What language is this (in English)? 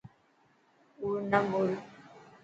Dhatki